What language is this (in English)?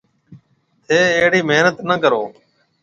Marwari (Pakistan)